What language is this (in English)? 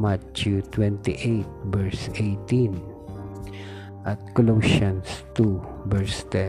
Filipino